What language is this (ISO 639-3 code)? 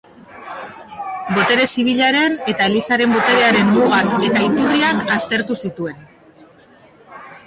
eus